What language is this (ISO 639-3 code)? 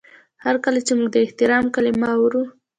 pus